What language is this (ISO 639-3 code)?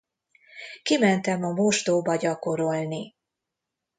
hun